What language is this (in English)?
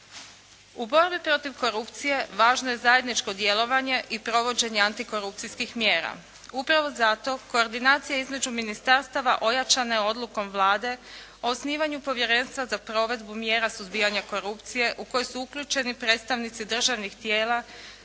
Croatian